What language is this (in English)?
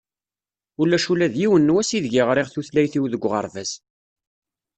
Kabyle